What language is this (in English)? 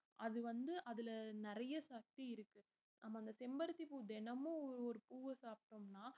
Tamil